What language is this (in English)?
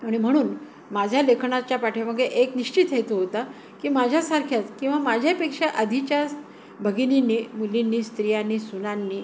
Marathi